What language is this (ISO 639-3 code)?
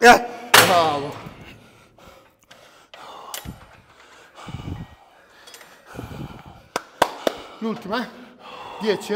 ita